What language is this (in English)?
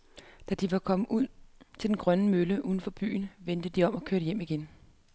Danish